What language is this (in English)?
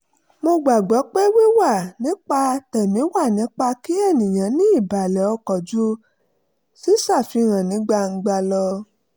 Yoruba